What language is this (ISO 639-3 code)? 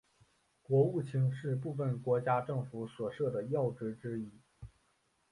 zho